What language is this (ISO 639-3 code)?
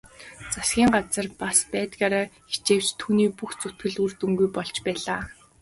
mon